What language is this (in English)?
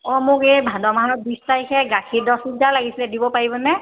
Assamese